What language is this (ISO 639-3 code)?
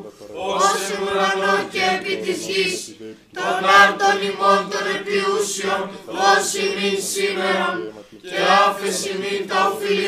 ell